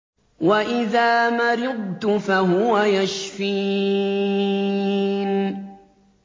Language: Arabic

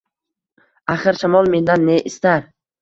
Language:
Uzbek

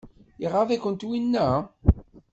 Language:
Kabyle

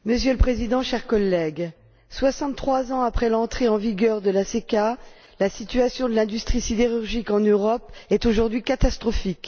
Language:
French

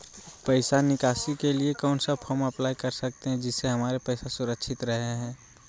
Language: Magahi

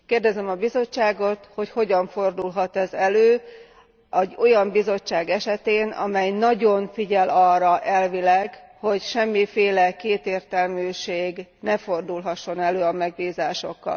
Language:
Hungarian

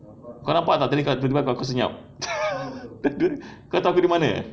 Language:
English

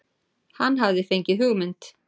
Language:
Icelandic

